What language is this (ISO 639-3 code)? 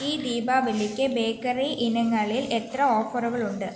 mal